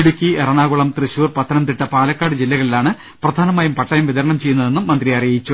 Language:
Malayalam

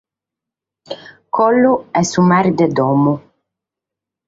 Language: Sardinian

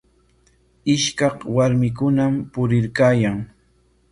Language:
Corongo Ancash Quechua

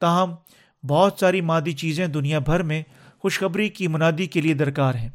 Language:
Urdu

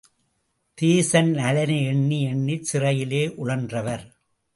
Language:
Tamil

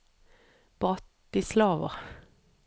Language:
Norwegian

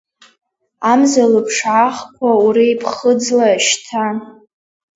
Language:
Abkhazian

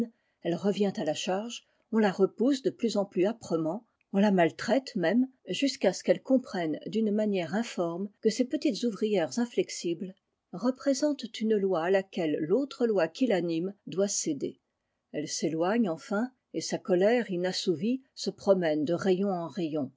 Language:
French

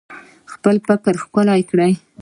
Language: Pashto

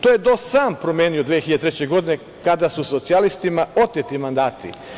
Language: Serbian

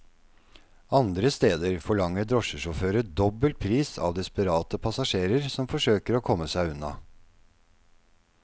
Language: Norwegian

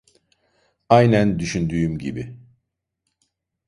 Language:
Turkish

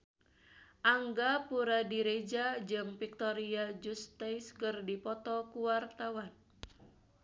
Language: Sundanese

